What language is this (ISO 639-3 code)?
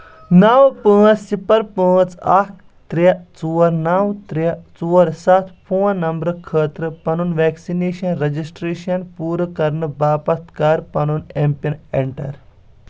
kas